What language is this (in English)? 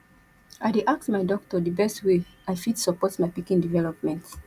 Nigerian Pidgin